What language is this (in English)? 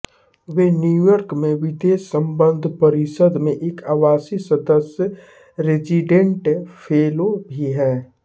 Hindi